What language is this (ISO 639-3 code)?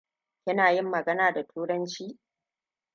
hau